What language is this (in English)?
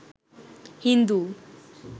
Bangla